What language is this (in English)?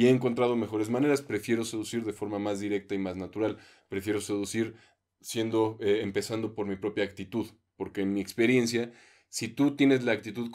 Spanish